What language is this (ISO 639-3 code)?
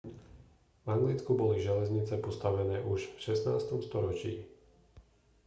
slk